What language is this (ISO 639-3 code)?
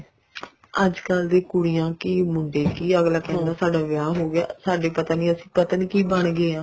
pan